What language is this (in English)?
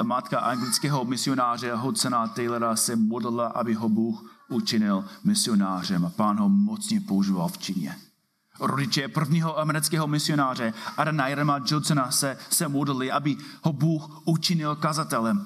Czech